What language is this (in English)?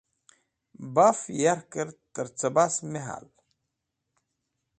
Wakhi